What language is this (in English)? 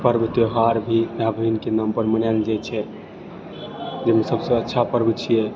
Maithili